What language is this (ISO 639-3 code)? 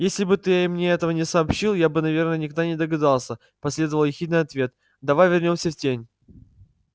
rus